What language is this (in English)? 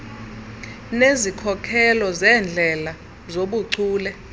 Xhosa